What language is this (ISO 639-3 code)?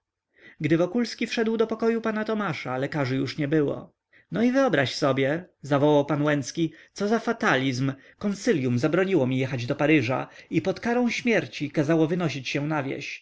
pol